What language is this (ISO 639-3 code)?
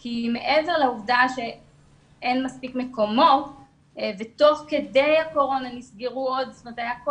heb